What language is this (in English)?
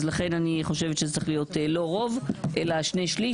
Hebrew